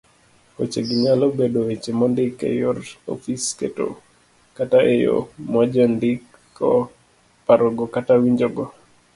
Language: Luo (Kenya and Tanzania)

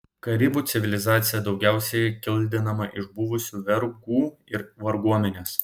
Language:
Lithuanian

